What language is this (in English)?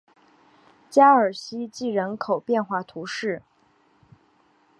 Chinese